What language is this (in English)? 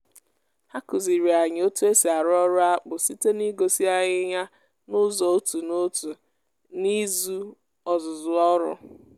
Igbo